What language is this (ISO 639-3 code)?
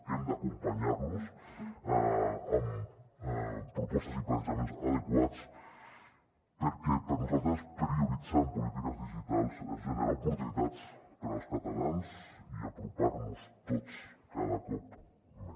cat